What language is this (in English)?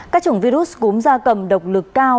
Vietnamese